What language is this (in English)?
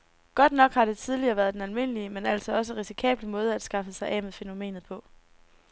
Danish